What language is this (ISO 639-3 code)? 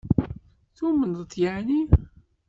kab